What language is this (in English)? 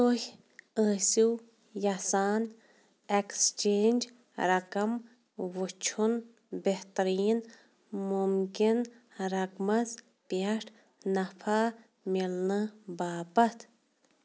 Kashmiri